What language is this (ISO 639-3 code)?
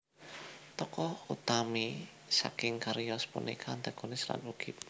jav